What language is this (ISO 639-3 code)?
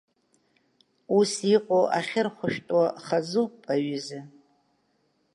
abk